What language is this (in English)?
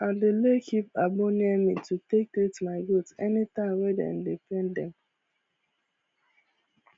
Nigerian Pidgin